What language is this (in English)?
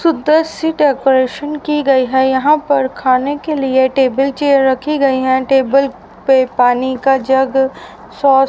Hindi